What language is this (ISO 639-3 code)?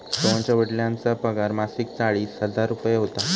mar